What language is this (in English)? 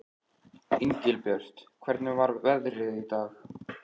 Icelandic